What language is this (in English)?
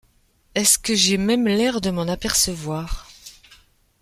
French